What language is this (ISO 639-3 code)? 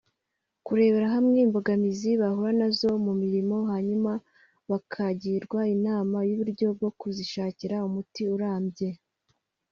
kin